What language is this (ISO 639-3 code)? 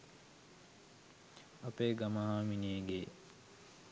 sin